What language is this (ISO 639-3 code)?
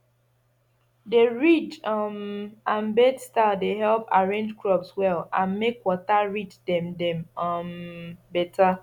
pcm